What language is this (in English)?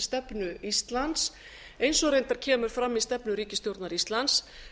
Icelandic